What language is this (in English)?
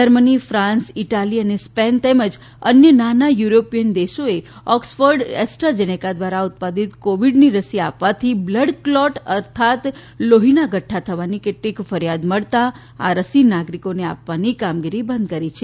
Gujarati